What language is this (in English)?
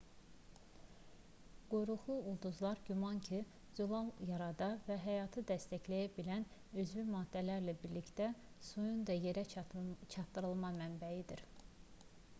Azerbaijani